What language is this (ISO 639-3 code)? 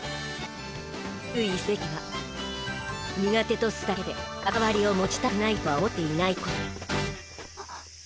jpn